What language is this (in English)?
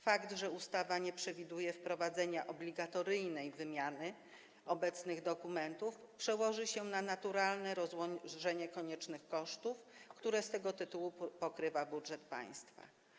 Polish